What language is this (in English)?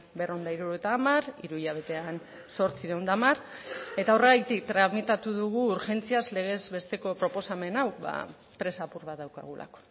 Basque